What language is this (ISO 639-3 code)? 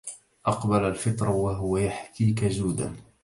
ara